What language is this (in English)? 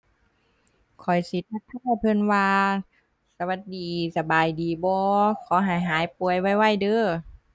Thai